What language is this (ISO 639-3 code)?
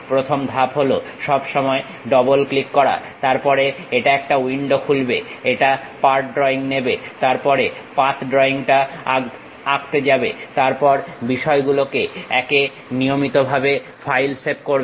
ben